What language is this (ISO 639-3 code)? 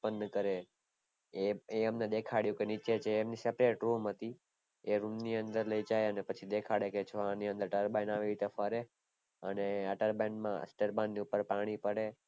guj